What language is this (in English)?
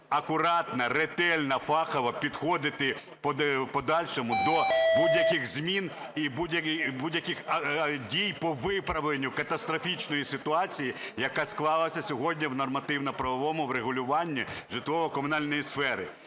Ukrainian